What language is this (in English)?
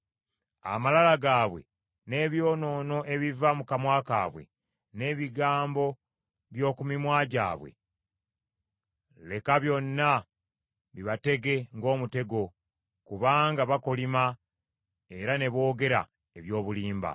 Ganda